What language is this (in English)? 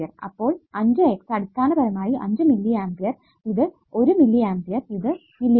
Malayalam